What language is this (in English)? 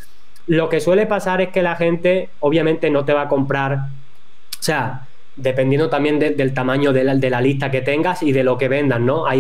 Spanish